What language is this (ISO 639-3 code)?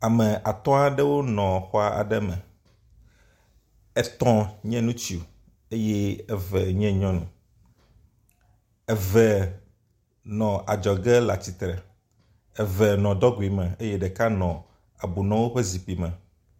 ewe